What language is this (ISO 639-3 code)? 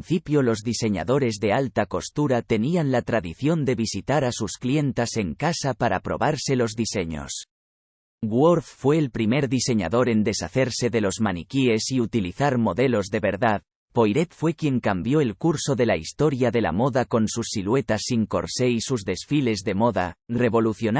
spa